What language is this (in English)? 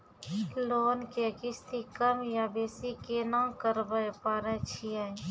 Maithili